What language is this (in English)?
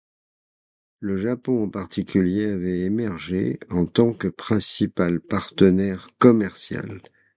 French